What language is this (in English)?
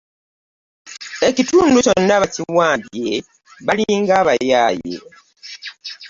Ganda